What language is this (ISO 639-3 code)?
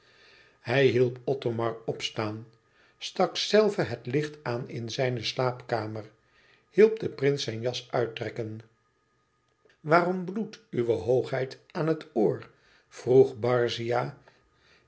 nld